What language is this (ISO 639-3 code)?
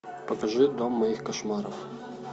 rus